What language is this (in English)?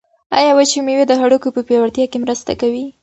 Pashto